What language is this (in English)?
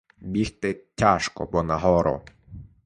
Ukrainian